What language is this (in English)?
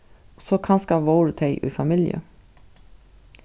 Faroese